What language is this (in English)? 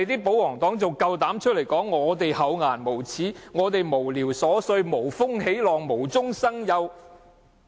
Cantonese